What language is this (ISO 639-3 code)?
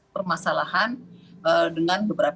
ind